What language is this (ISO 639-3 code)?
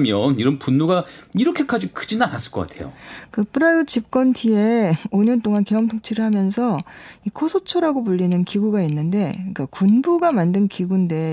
kor